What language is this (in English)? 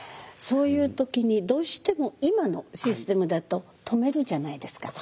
Japanese